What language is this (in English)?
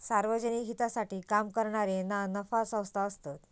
Marathi